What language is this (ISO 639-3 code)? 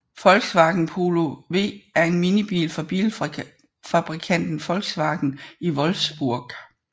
dan